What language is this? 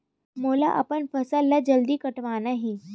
Chhattisgarhi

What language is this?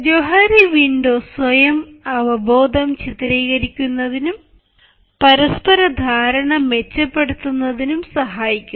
Malayalam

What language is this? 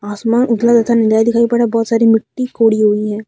Hindi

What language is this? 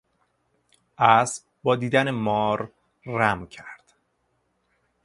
Persian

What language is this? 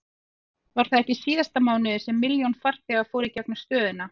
Icelandic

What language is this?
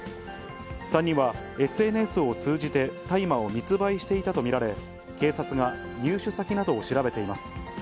Japanese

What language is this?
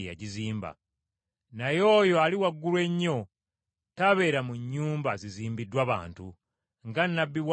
Ganda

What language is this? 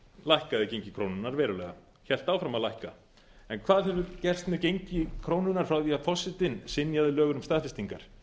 Icelandic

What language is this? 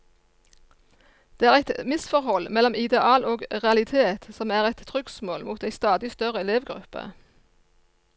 Norwegian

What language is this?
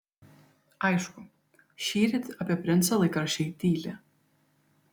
Lithuanian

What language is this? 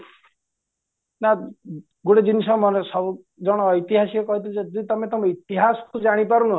Odia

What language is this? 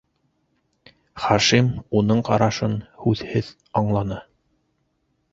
Bashkir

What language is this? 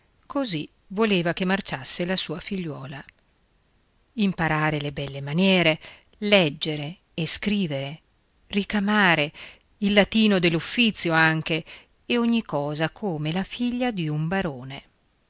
Italian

